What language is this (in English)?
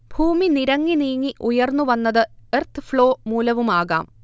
Malayalam